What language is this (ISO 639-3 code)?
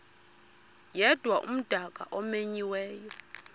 xho